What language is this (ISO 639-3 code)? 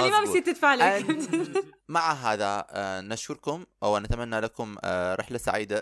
ara